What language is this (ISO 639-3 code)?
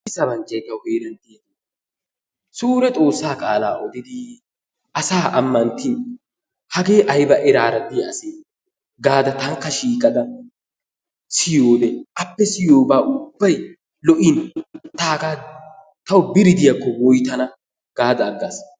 wal